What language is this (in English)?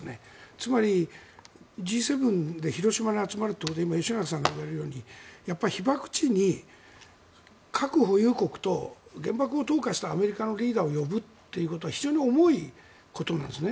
Japanese